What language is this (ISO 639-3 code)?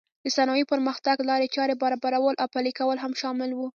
pus